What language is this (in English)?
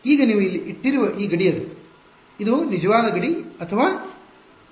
Kannada